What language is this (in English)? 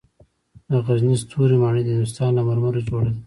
Pashto